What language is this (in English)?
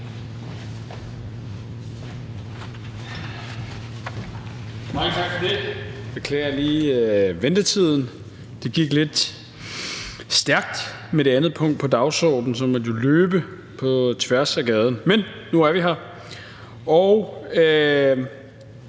Danish